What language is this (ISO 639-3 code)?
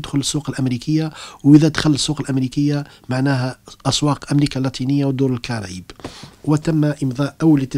ara